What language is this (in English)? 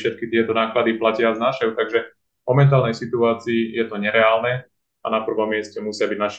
Slovak